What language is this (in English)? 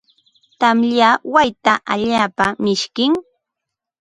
Ambo-Pasco Quechua